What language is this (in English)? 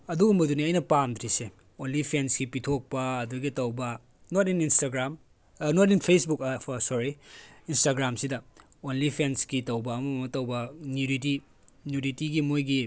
Manipuri